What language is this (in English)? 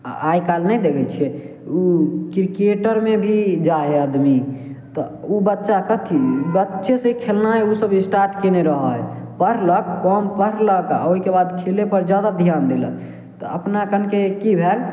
Maithili